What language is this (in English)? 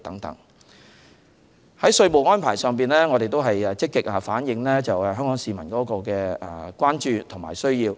Cantonese